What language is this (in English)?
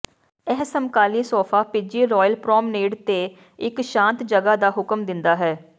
Punjabi